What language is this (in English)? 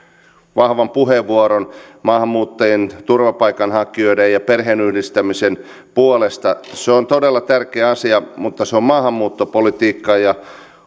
Finnish